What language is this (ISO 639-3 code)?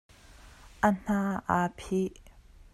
cnh